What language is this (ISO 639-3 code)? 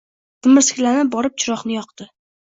uzb